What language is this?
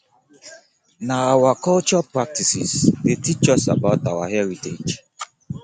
Nigerian Pidgin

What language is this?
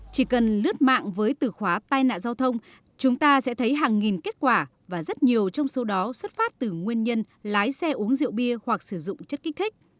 Vietnamese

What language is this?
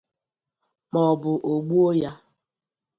Igbo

